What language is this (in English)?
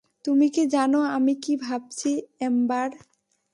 Bangla